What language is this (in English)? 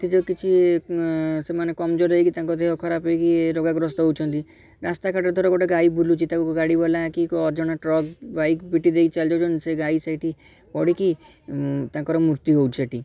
Odia